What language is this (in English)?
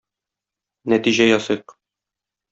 Tatar